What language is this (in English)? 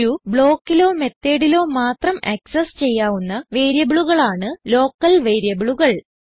Malayalam